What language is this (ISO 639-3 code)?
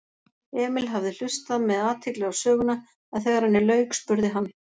isl